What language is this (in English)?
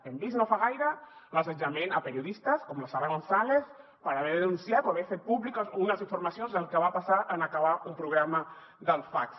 Catalan